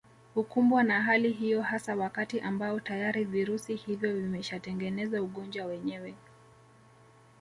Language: Swahili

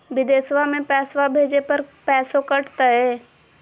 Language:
Magahi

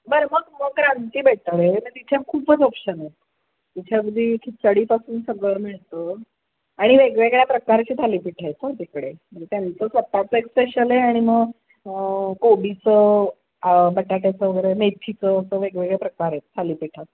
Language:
Marathi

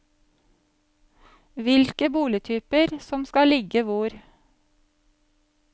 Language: Norwegian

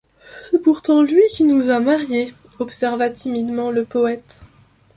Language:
French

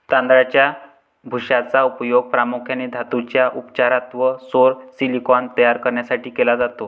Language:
Marathi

